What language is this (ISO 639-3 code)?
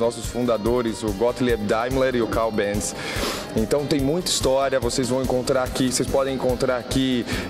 por